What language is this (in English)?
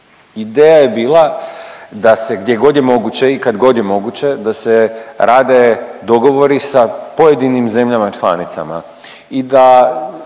Croatian